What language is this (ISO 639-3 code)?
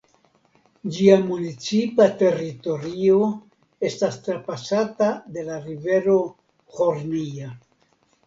epo